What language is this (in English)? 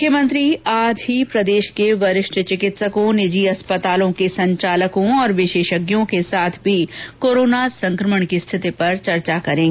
Hindi